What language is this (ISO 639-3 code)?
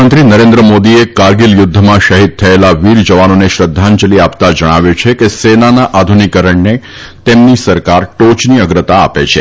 guj